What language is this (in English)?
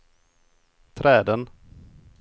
Swedish